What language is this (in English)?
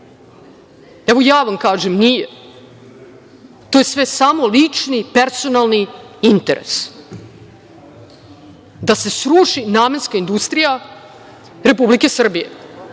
Serbian